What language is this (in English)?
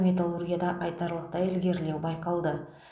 Kazakh